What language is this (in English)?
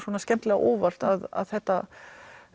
Icelandic